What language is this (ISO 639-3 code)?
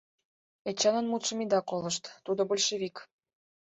chm